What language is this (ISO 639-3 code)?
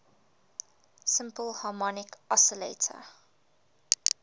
eng